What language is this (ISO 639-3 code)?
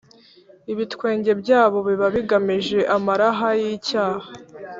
kin